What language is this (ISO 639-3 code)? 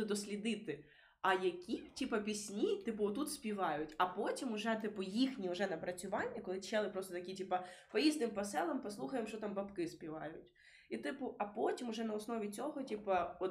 ukr